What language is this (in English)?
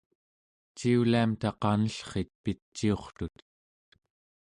Central Yupik